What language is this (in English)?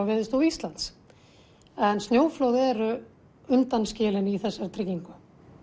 Icelandic